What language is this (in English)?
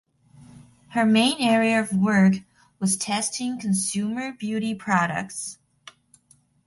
English